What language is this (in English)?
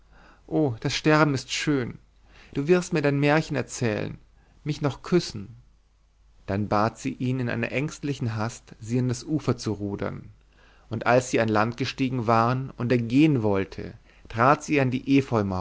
German